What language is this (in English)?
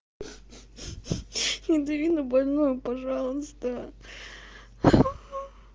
Russian